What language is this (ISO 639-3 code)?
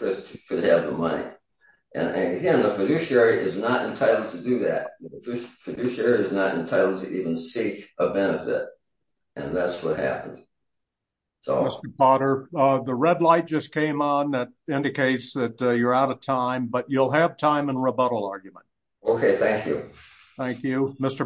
eng